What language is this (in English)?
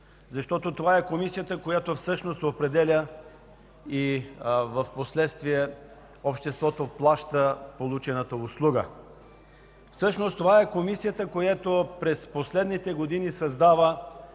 Bulgarian